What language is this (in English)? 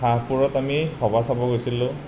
Assamese